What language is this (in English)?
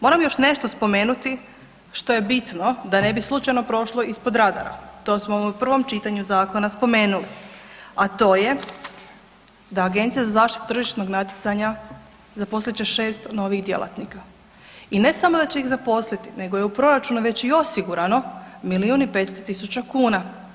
Croatian